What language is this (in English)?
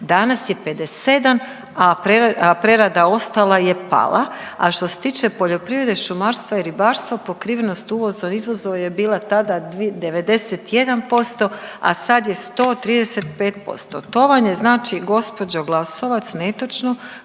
Croatian